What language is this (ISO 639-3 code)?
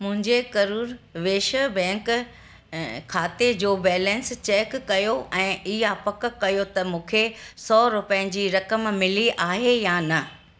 snd